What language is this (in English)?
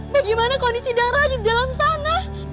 Indonesian